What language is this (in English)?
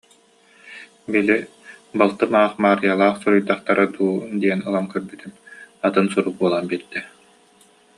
Yakut